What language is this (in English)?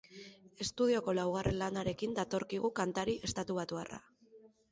Basque